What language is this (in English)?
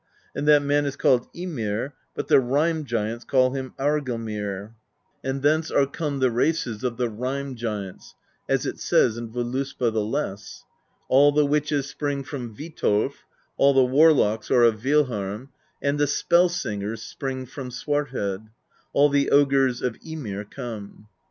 English